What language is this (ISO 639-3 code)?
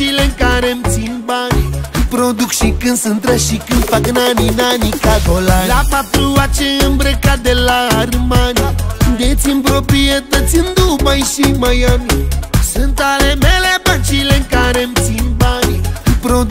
ron